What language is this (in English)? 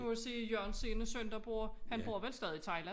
Danish